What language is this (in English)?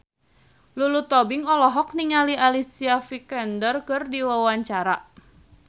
Sundanese